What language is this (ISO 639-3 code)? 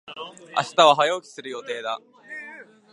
jpn